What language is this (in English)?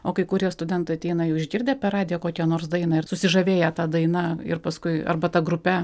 Lithuanian